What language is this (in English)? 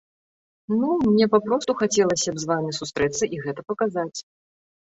Belarusian